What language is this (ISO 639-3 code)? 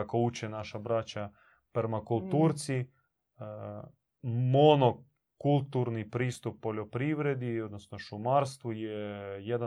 hrv